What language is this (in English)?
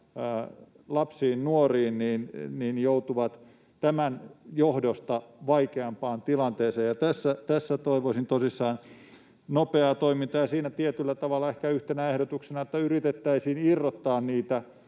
Finnish